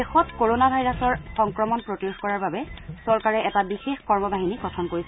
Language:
Assamese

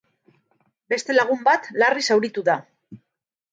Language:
Basque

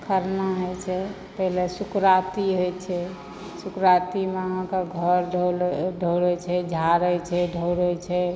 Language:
Maithili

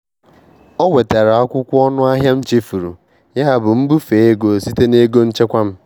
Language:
Igbo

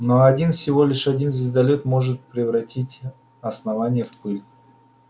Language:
Russian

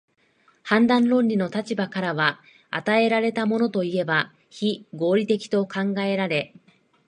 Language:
Japanese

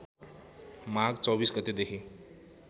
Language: Nepali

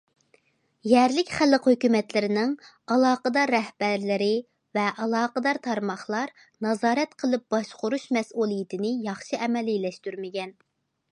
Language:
Uyghur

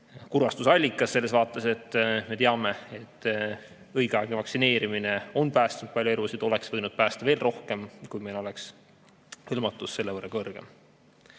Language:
Estonian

